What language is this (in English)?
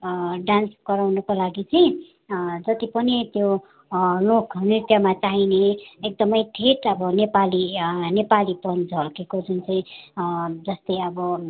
Nepali